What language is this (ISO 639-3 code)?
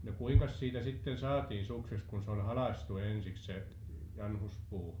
fin